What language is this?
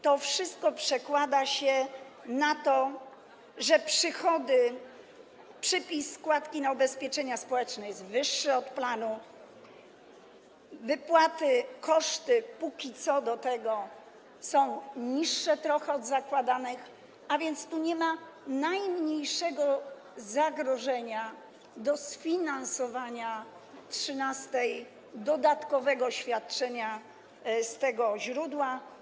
Polish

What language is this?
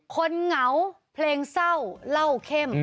Thai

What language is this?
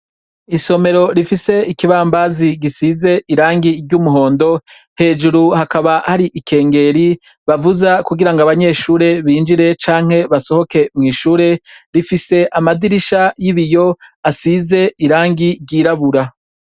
Rundi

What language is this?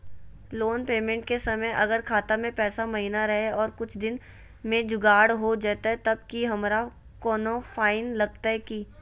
Magahi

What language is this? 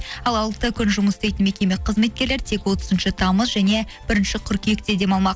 Kazakh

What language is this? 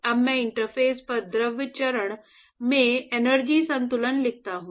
Hindi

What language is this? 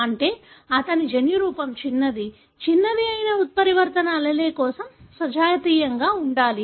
Telugu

